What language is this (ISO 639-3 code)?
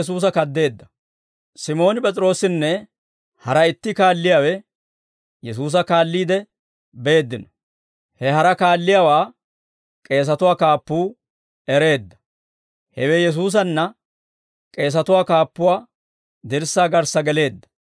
dwr